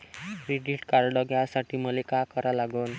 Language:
Marathi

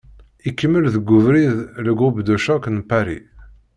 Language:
Kabyle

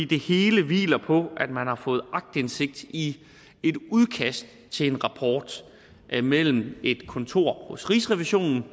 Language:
Danish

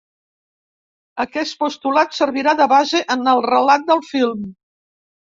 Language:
Catalan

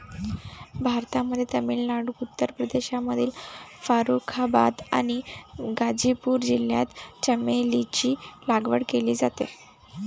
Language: Marathi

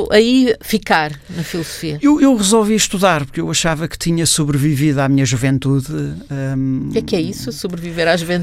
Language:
Portuguese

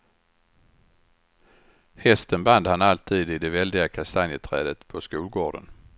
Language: Swedish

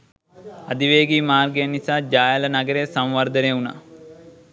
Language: Sinhala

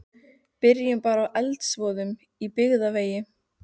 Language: Icelandic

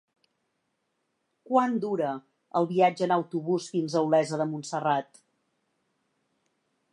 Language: Catalan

